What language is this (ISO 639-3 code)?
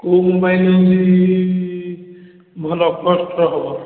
ori